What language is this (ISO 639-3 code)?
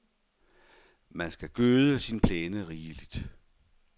dan